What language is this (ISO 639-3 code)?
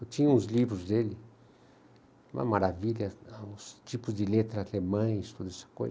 por